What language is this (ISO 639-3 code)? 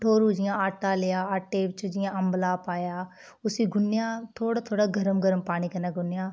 doi